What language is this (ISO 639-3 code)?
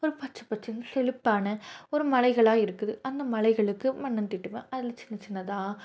tam